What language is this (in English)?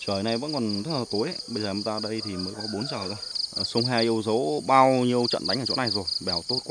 Vietnamese